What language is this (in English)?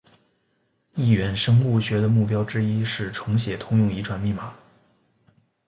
Chinese